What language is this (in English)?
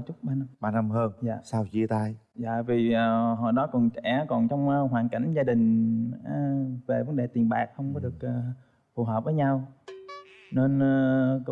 Vietnamese